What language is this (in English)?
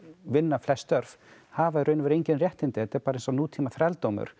Icelandic